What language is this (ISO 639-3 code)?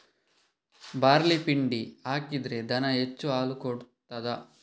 kan